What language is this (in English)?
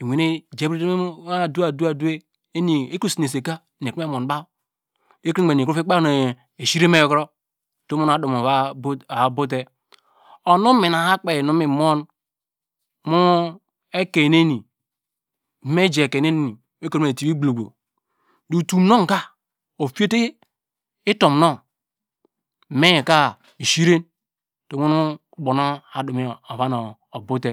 Degema